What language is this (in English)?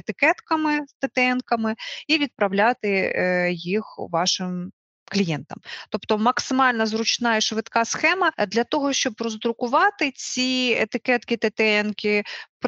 Ukrainian